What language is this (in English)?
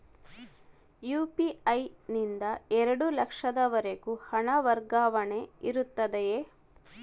Kannada